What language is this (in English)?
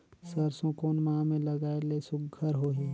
Chhattisgarhi